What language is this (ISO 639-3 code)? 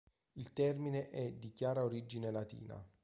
ita